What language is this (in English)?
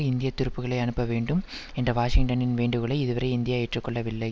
Tamil